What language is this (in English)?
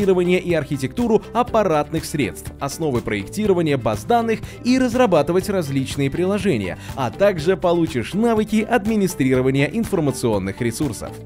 Russian